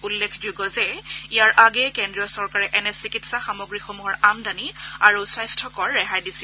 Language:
Assamese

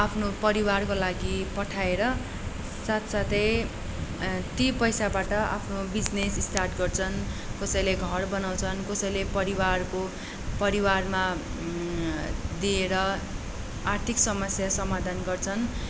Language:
Nepali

